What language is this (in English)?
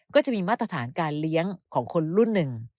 Thai